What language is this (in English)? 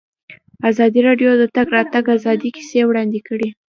Pashto